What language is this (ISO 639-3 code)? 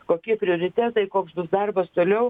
lit